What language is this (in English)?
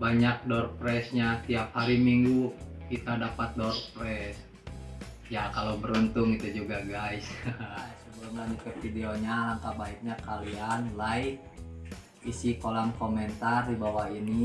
Indonesian